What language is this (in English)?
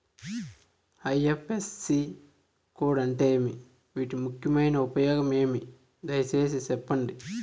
Telugu